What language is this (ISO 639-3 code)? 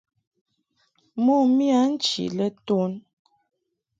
mhk